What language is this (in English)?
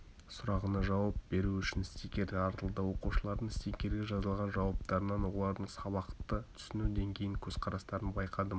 Kazakh